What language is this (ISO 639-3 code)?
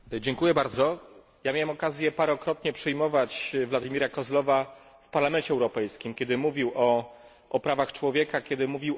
pol